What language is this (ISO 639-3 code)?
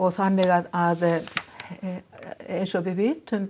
isl